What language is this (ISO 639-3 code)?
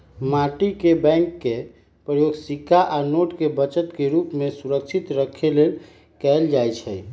mag